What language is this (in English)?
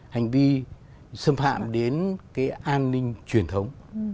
Vietnamese